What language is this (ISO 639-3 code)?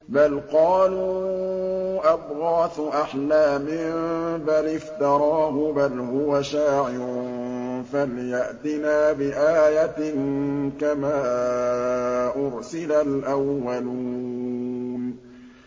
ara